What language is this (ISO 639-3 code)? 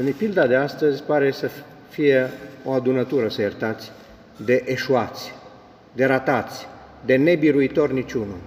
ron